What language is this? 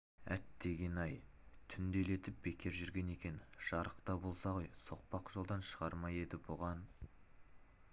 Kazakh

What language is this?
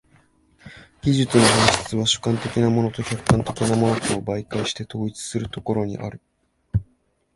Japanese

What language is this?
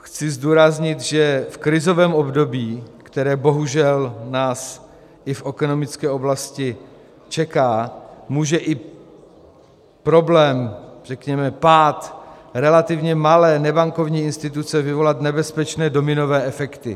Czech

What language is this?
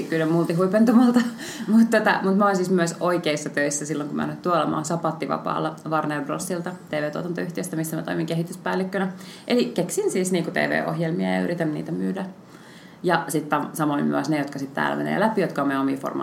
Finnish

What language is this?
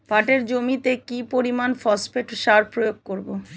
Bangla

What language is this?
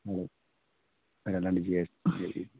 Kashmiri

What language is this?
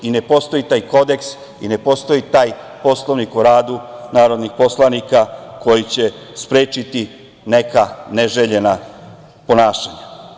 Serbian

